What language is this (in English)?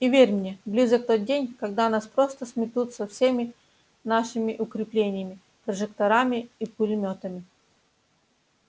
Russian